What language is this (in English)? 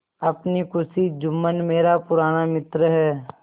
Hindi